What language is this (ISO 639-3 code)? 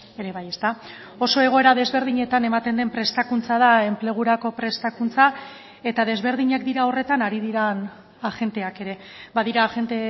eus